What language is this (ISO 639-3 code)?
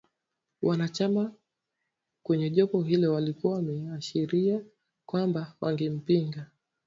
swa